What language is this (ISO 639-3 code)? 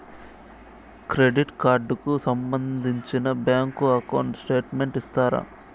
tel